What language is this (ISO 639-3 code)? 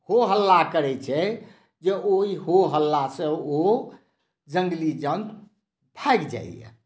mai